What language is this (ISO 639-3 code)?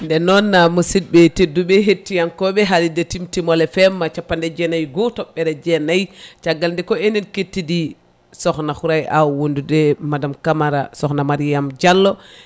ful